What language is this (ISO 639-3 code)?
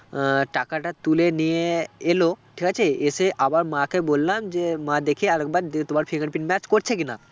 ben